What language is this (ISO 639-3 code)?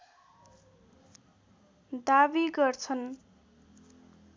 nep